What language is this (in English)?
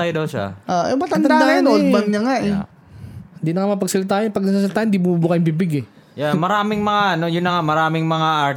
Filipino